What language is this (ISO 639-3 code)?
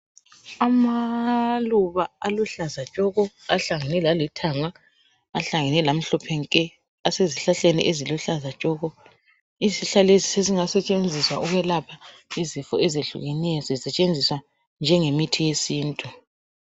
nde